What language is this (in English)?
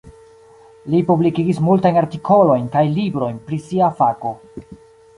Esperanto